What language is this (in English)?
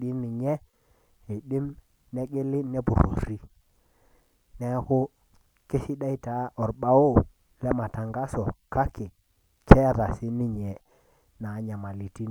Masai